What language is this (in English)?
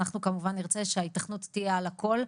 Hebrew